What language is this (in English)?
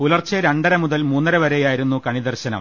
Malayalam